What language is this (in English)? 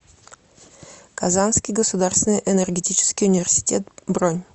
Russian